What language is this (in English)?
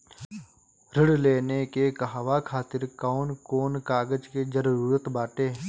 Bhojpuri